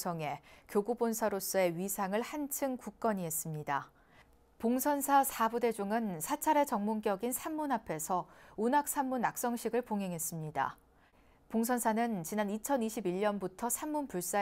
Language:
Korean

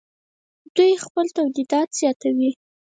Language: Pashto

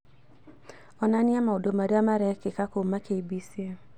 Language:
Kikuyu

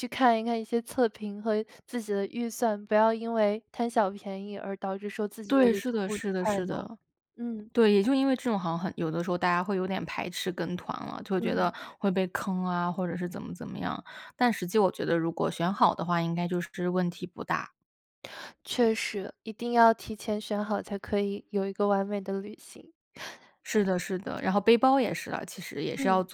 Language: Chinese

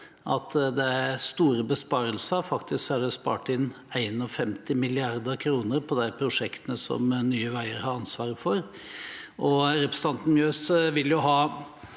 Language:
Norwegian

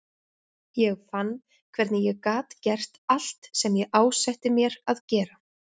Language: Icelandic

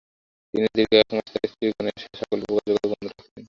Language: Bangla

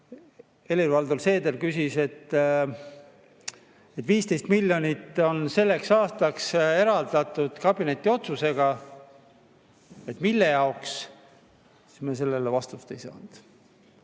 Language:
Estonian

